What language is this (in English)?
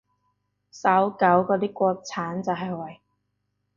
Cantonese